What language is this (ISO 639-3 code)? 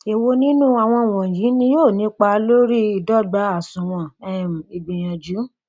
yor